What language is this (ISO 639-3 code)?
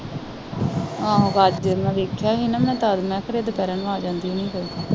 pan